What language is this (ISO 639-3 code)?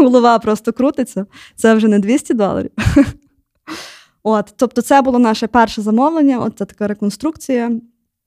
ukr